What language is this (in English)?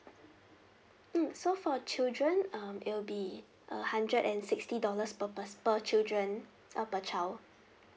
English